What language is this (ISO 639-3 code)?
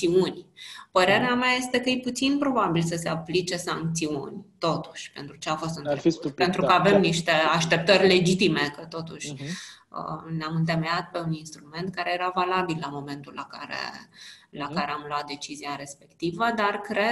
ron